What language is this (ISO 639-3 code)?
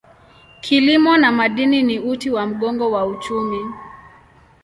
swa